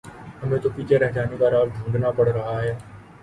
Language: Urdu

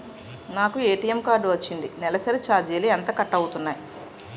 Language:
Telugu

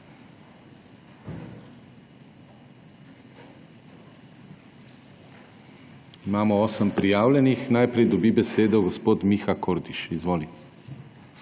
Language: Slovenian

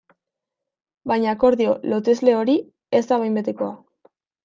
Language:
Basque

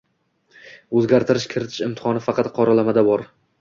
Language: Uzbek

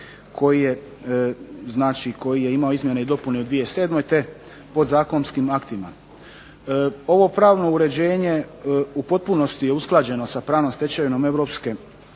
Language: Croatian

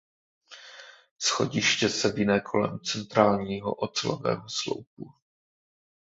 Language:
Czech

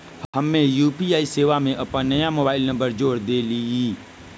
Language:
Magahi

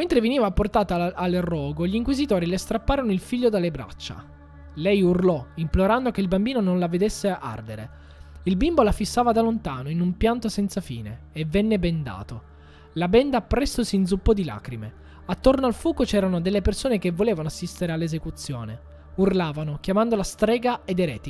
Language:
Italian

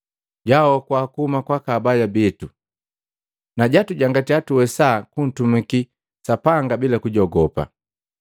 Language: Matengo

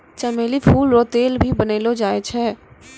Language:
Maithili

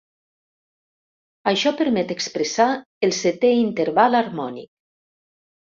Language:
Catalan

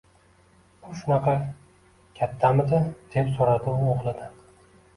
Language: Uzbek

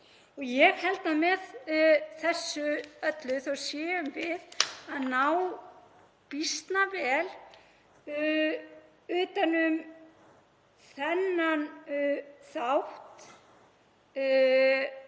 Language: Icelandic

